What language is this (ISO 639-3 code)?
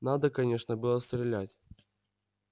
rus